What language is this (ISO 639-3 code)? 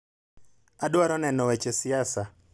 luo